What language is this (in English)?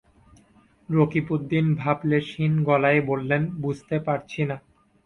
Bangla